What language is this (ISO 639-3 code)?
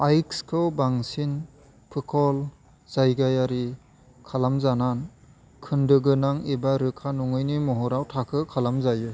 brx